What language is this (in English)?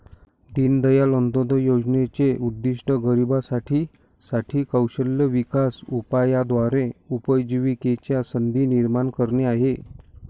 Marathi